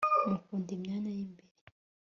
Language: Kinyarwanda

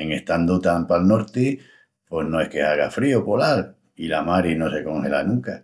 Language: Extremaduran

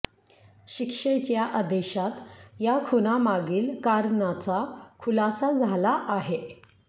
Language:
Marathi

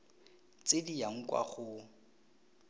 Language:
Tswana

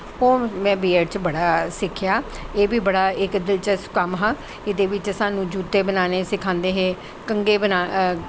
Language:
Dogri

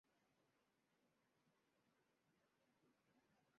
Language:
Chinese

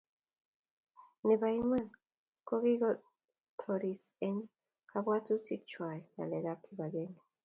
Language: Kalenjin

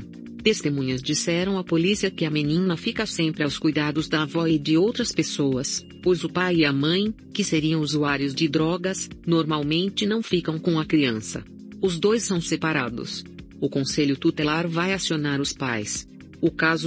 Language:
Portuguese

